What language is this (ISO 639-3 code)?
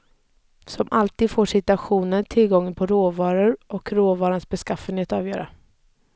swe